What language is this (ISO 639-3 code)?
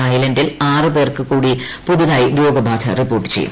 mal